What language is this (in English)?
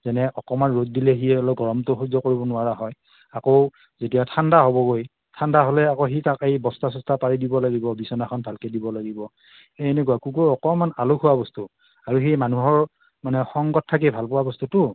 Assamese